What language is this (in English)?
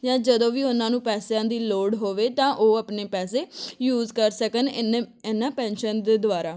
Punjabi